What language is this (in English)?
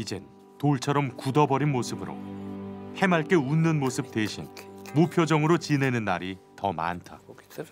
Korean